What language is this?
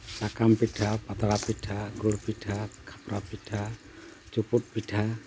Santali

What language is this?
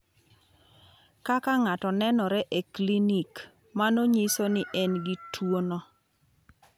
Luo (Kenya and Tanzania)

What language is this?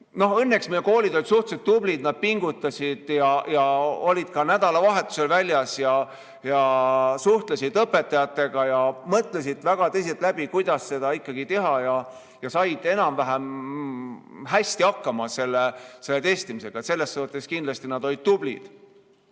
Estonian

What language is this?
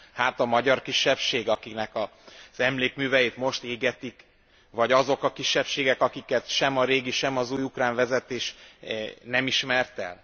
Hungarian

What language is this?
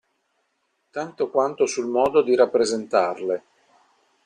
Italian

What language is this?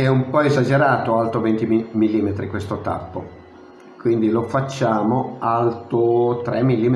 Italian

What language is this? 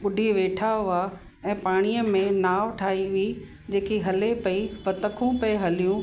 Sindhi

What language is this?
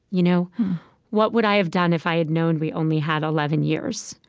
English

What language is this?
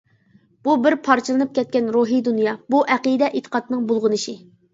Uyghur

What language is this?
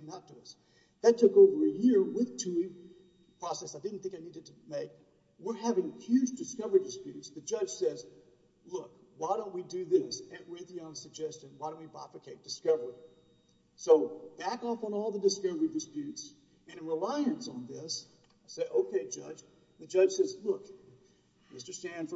English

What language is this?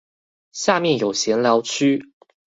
Chinese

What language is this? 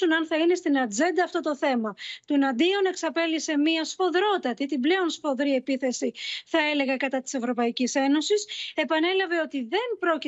Greek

